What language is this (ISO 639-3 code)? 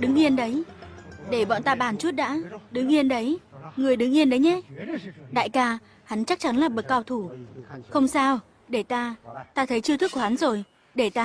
vie